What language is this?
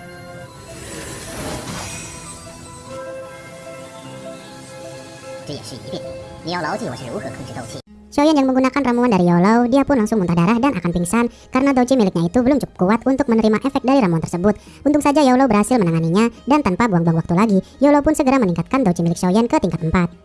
Indonesian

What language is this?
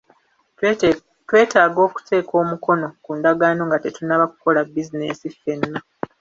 Ganda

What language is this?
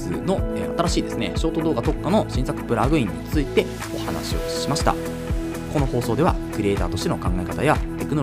Japanese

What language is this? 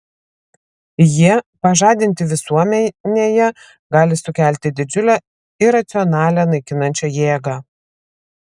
Lithuanian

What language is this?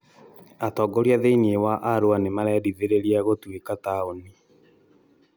Kikuyu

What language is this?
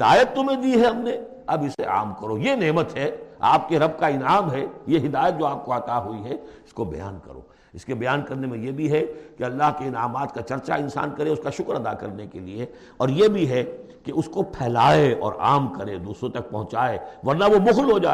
Urdu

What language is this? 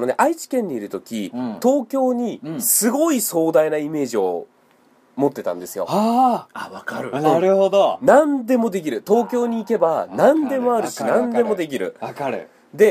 Japanese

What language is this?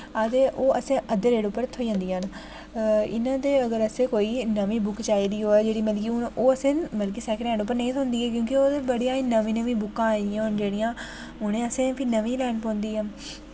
Dogri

